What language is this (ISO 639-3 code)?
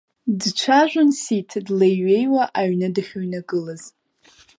abk